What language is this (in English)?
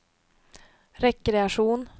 Swedish